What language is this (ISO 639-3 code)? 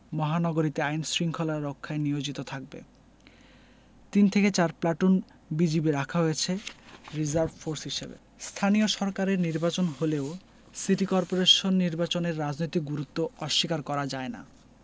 ben